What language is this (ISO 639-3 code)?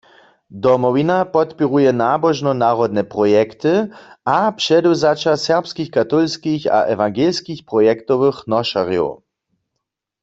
hsb